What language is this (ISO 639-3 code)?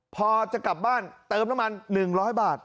tha